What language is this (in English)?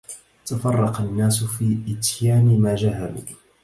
Arabic